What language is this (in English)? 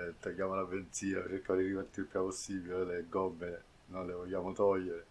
Italian